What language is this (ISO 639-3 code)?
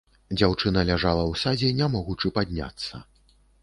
bel